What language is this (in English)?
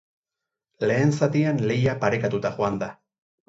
Basque